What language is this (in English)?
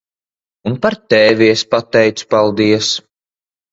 Latvian